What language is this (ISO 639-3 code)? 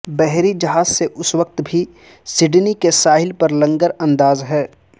urd